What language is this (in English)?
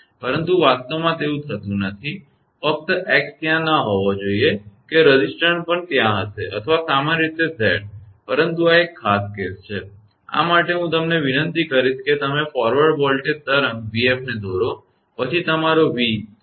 Gujarati